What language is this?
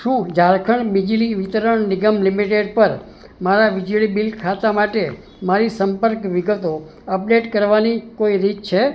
Gujarati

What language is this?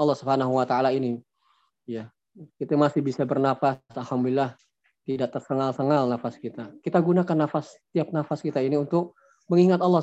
Indonesian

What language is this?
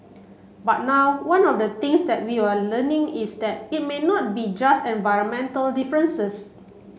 English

